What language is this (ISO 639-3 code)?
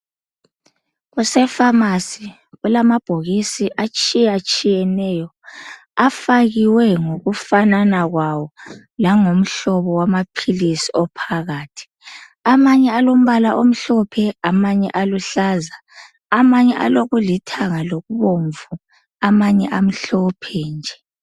nde